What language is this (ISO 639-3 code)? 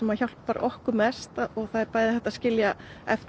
isl